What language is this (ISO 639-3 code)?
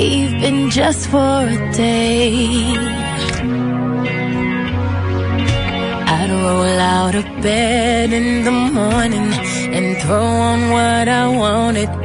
ron